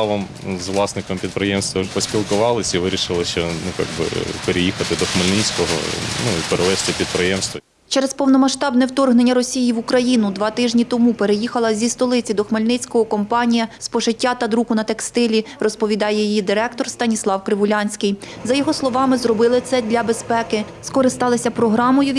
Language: Ukrainian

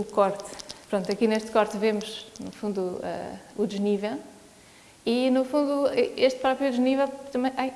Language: Portuguese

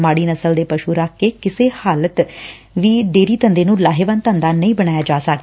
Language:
Punjabi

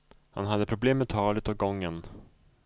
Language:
Swedish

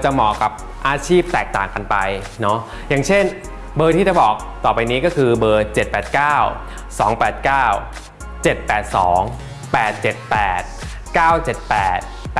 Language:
Thai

